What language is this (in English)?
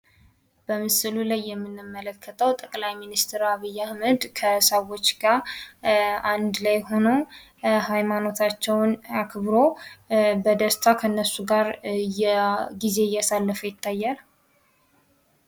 Amharic